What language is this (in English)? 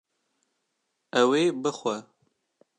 Kurdish